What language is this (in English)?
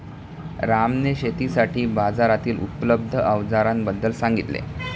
Marathi